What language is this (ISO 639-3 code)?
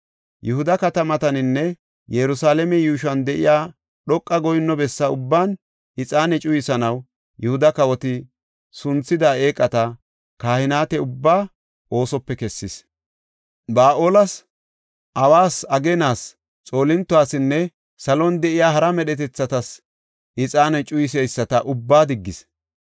gof